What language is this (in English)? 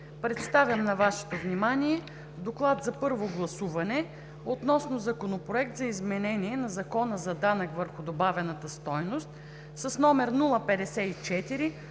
Bulgarian